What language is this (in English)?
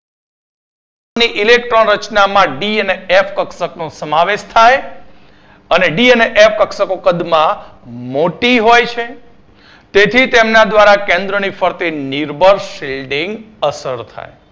Gujarati